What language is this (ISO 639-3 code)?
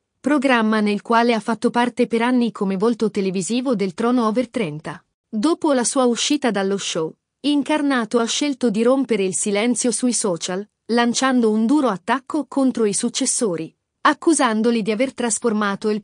ita